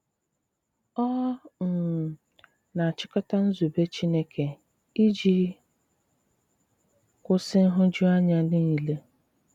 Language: Igbo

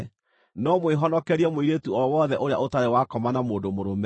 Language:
Kikuyu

